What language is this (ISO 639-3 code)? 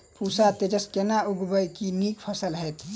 mai